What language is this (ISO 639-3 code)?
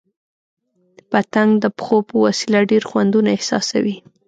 pus